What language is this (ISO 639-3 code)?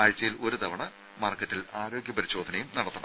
mal